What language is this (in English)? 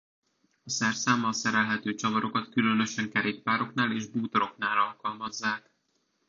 Hungarian